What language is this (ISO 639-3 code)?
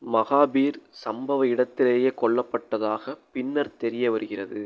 tam